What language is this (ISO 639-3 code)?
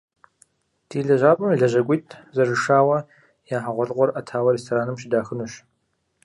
kbd